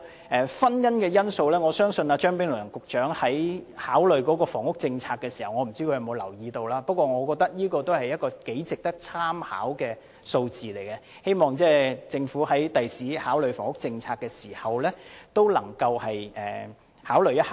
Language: Cantonese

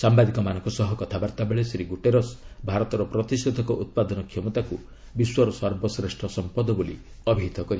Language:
Odia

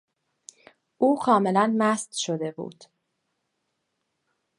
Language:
Persian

